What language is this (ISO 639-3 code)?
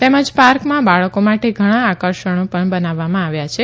guj